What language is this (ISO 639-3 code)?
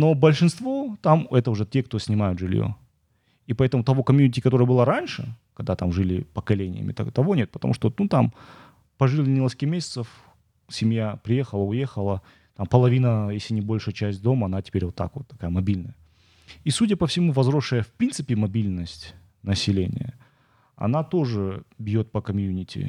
rus